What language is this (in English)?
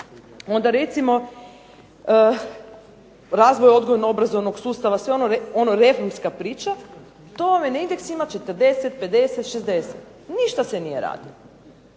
Croatian